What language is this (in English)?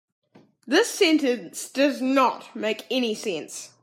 English